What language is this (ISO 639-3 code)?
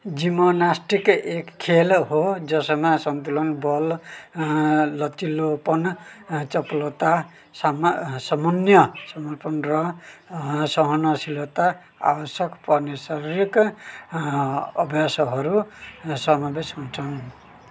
nep